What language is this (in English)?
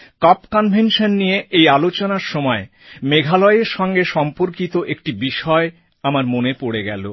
Bangla